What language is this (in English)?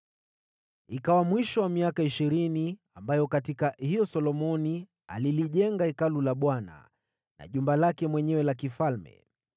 Swahili